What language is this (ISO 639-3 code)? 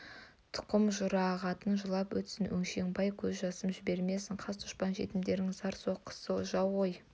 kaz